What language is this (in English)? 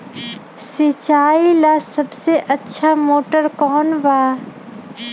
Magahi